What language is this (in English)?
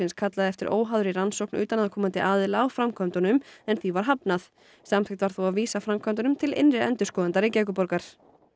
Icelandic